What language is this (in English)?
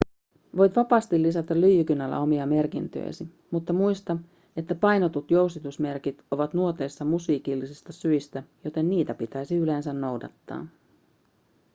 Finnish